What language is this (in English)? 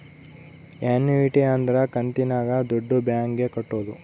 Kannada